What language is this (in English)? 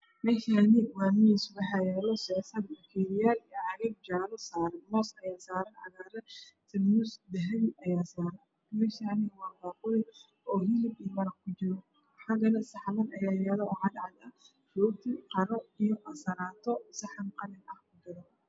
Somali